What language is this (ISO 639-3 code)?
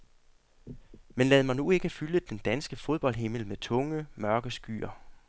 dan